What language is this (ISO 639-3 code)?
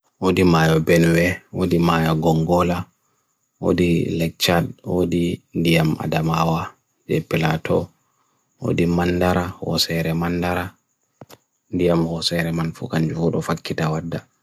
fui